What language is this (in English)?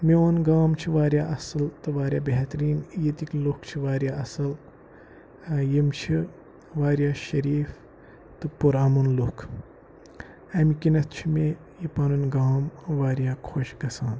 Kashmiri